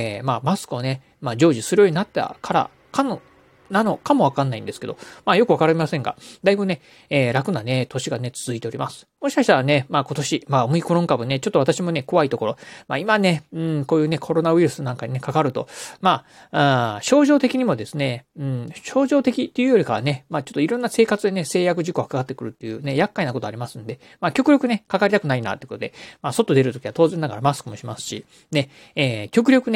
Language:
Japanese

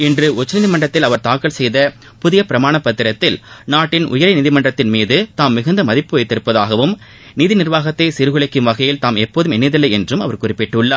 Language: Tamil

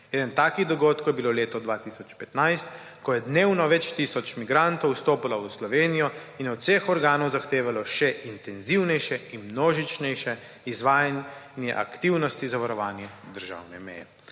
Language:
Slovenian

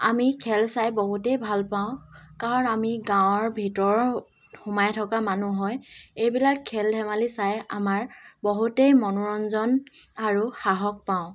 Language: Assamese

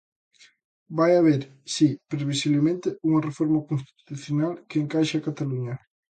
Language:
Galician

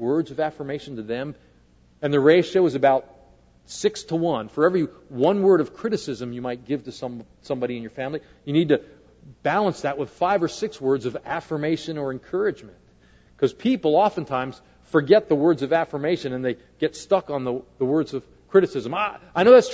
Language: English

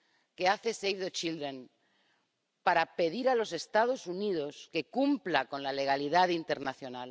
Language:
Spanish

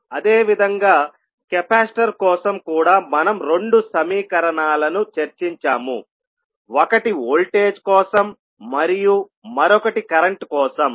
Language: Telugu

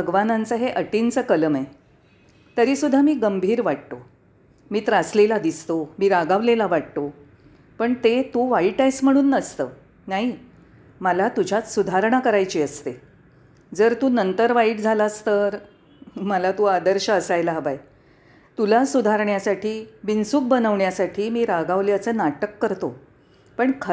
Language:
Marathi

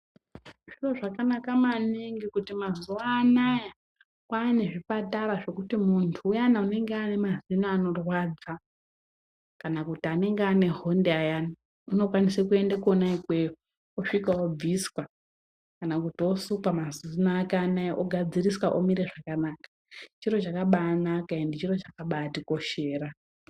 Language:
Ndau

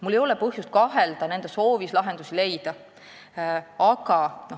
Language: Estonian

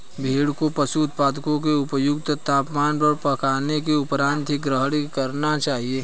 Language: Hindi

